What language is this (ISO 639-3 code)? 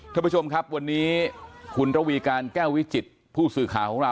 tha